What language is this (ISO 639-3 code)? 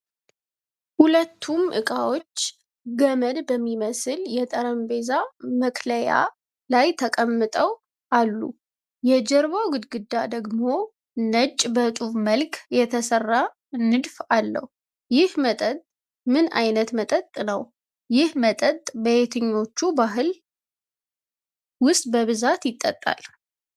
amh